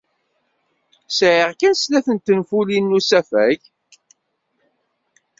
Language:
Kabyle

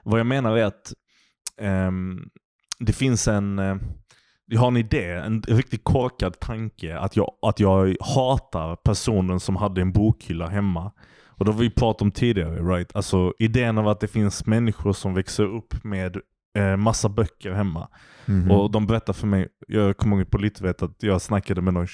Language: Swedish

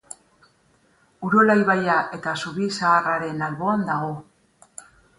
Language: Basque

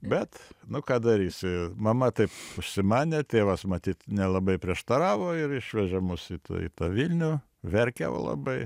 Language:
Lithuanian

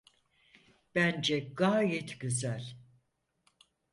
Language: Turkish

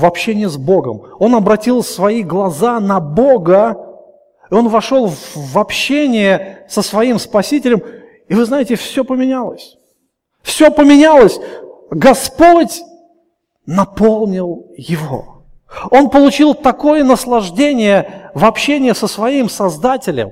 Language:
Russian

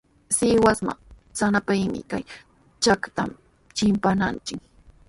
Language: Sihuas Ancash Quechua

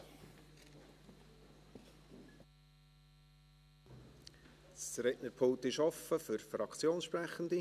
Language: Swiss German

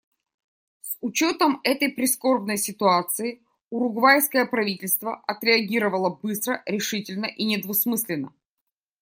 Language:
Russian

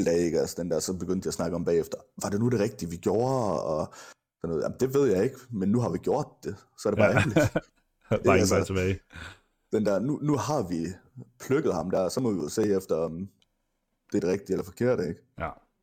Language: Danish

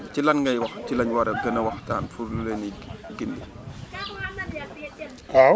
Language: Wolof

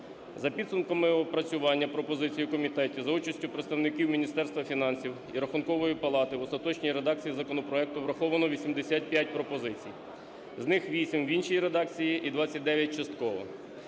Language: Ukrainian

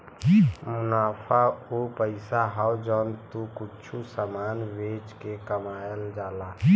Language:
Bhojpuri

